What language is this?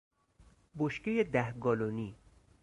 Persian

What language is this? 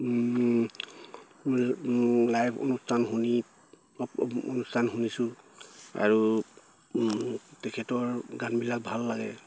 Assamese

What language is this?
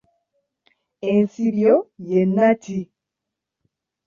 Ganda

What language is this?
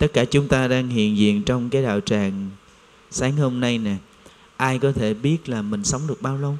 Vietnamese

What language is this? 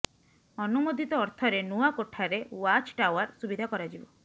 Odia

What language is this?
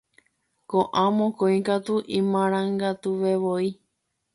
Guarani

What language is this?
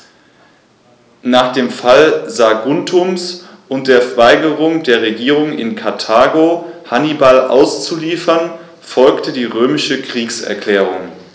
German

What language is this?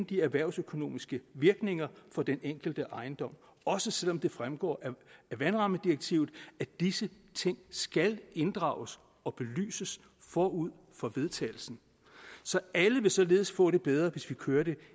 Danish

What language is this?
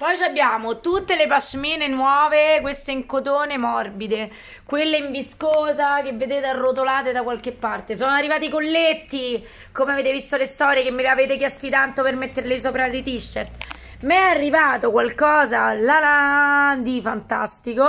Italian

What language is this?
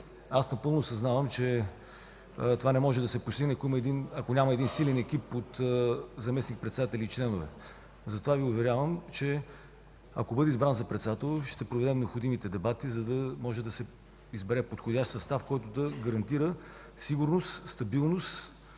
Bulgarian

